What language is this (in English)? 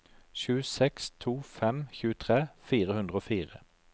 Norwegian